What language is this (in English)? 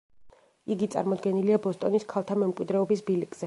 Georgian